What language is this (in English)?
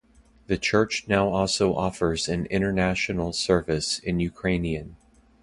English